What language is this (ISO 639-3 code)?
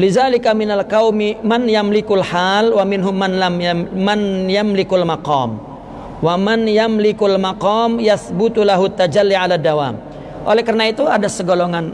ind